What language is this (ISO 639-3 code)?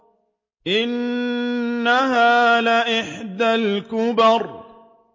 ara